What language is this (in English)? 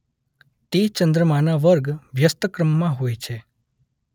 Gujarati